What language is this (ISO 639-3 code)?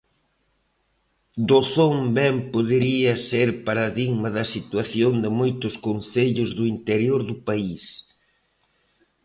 glg